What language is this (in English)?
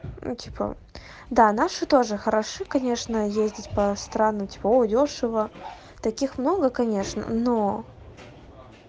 Russian